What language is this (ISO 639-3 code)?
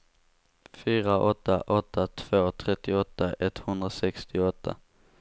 swe